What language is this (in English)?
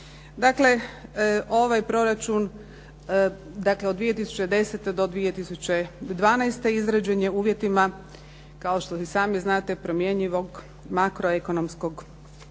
Croatian